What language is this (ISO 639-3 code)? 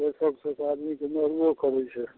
mai